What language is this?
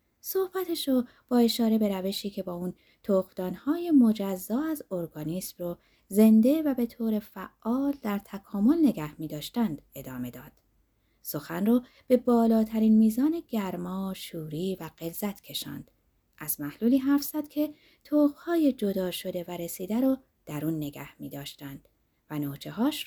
Persian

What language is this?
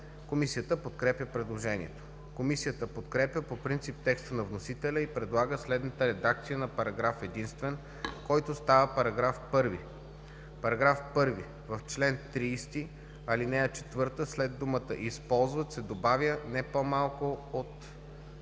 Bulgarian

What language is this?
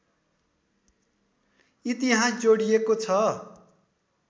Nepali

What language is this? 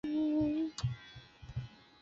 Chinese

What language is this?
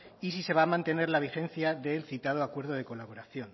Spanish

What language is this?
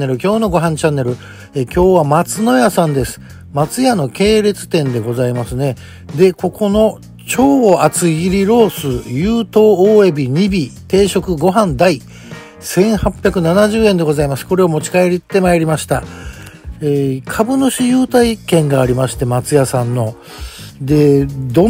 Japanese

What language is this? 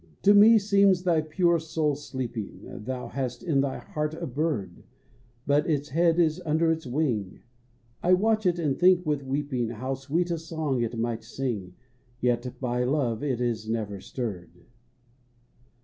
English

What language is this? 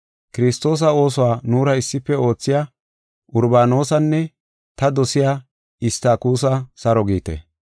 Gofa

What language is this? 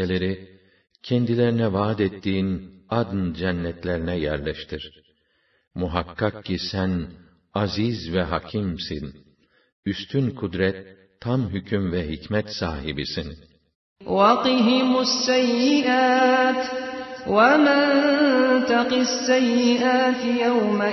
Turkish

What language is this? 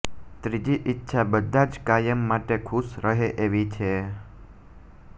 Gujarati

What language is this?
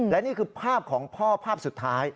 Thai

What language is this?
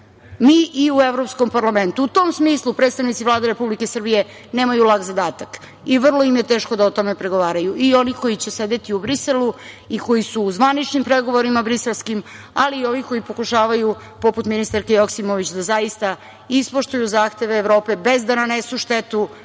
Serbian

